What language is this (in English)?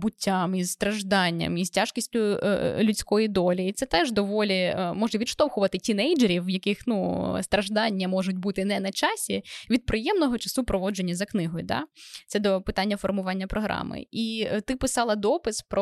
Ukrainian